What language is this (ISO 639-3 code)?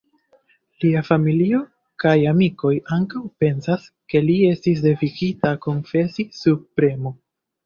epo